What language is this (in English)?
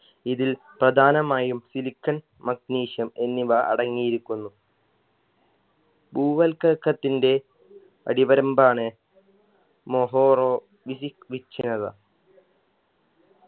Malayalam